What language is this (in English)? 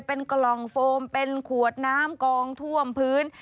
Thai